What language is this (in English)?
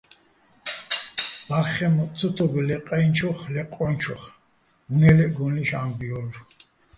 Bats